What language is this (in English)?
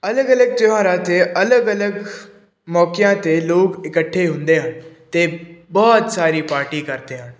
Punjabi